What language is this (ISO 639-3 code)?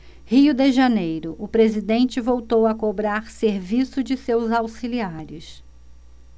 por